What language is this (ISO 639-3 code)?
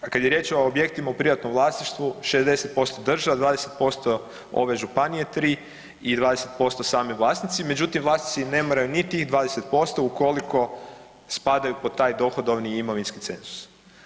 hrv